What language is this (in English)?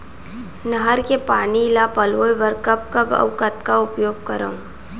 Chhattisgarhi